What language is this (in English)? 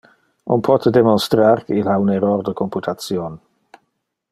Interlingua